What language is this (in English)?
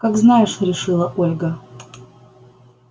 Russian